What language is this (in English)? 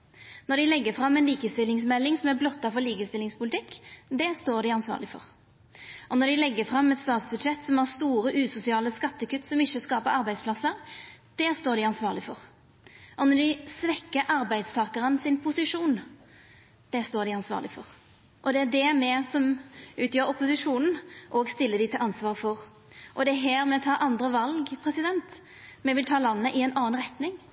Norwegian Nynorsk